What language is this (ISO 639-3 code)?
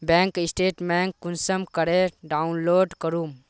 mag